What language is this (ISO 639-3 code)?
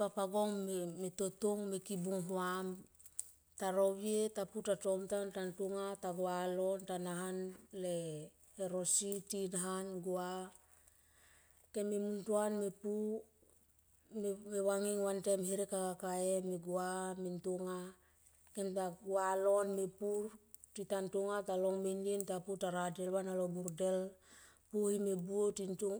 tqp